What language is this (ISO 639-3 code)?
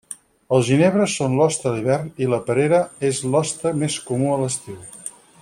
cat